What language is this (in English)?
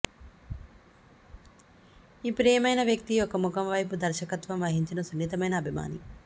Telugu